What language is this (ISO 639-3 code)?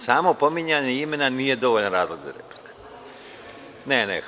srp